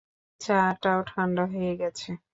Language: Bangla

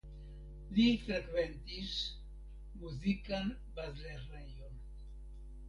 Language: Esperanto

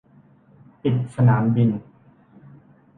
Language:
Thai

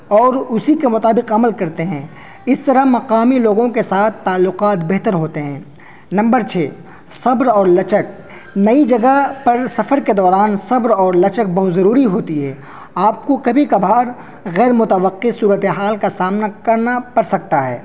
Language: Urdu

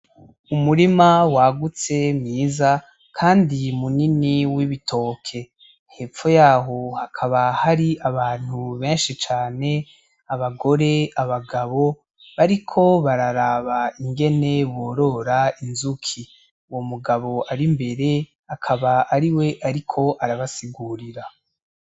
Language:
Rundi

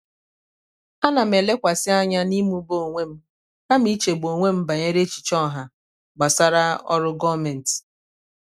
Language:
Igbo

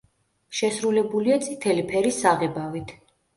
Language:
Georgian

